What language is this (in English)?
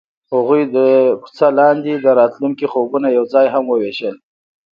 Pashto